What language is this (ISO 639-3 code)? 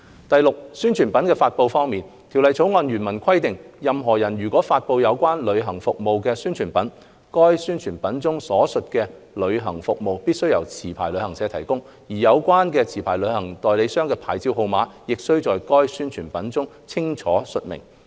yue